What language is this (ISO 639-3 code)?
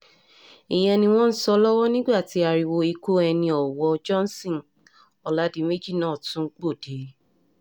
yor